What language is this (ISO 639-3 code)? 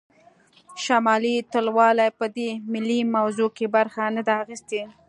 pus